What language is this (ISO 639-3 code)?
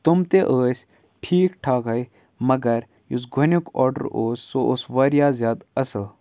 kas